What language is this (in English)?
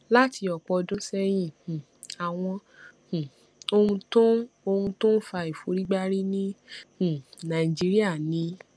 Yoruba